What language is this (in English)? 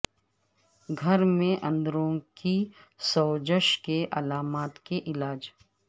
Urdu